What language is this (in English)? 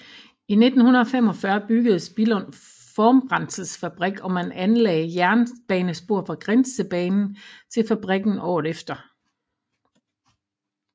Danish